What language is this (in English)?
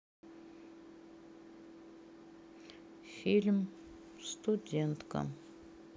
Russian